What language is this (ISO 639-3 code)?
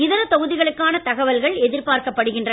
tam